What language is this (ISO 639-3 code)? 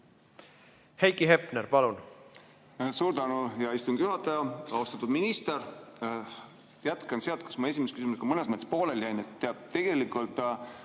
est